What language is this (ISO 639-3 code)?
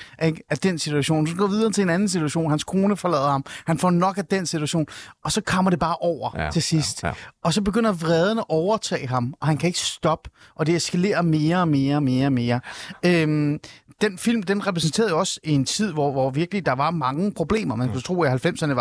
dan